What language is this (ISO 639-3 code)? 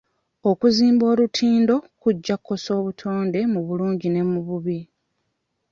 lug